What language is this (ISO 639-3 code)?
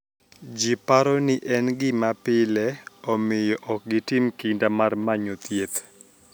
luo